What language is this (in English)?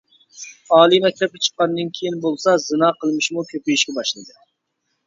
Uyghur